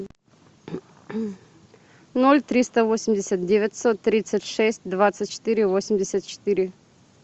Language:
Russian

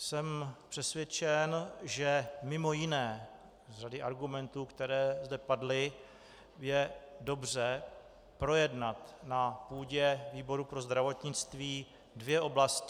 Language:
Czech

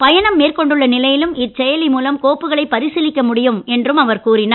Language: Tamil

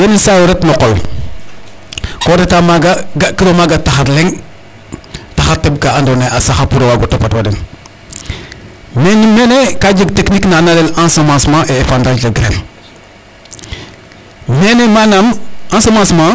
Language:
Serer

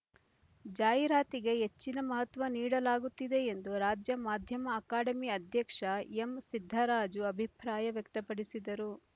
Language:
Kannada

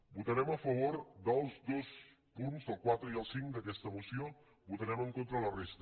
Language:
Catalan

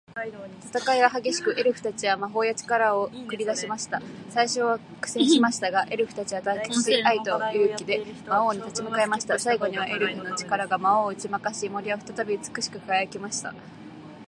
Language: Japanese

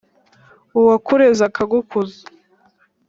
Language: Kinyarwanda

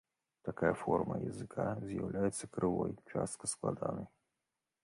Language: Belarusian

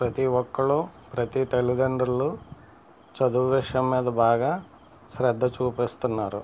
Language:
Telugu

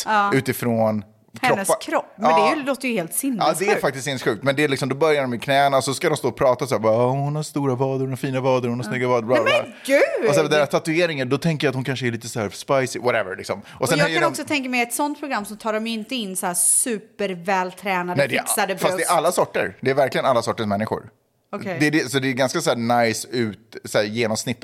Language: Swedish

